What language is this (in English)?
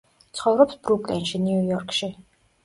Georgian